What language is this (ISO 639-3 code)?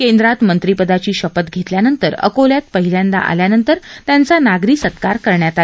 mar